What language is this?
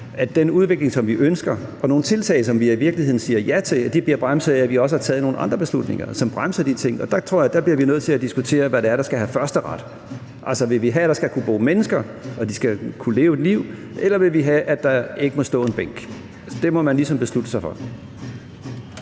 Danish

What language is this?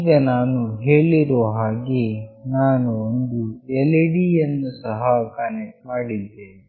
Kannada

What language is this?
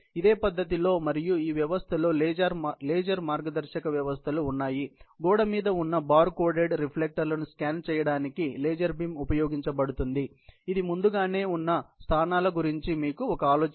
Telugu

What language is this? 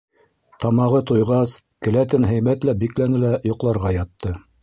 Bashkir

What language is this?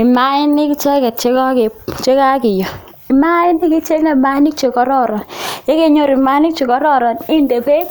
Kalenjin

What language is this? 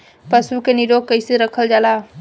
Bhojpuri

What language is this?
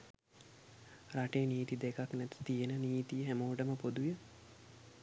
Sinhala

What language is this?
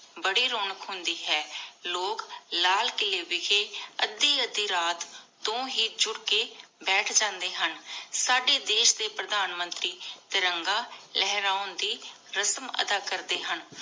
Punjabi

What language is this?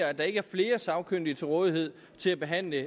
Danish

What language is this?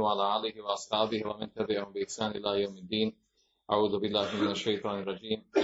Croatian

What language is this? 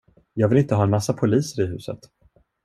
Swedish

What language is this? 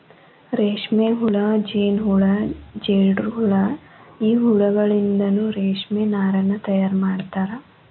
Kannada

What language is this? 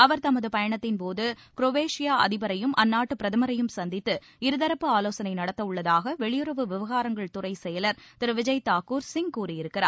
Tamil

